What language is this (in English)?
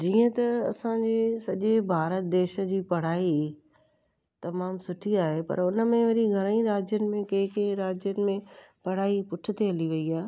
Sindhi